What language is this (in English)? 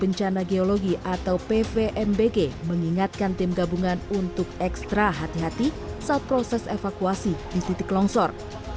Indonesian